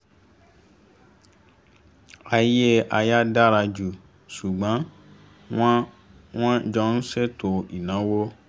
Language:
Yoruba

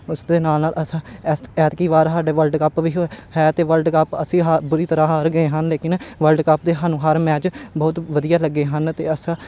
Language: Punjabi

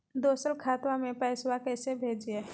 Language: Magahi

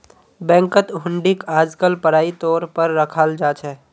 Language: Magahi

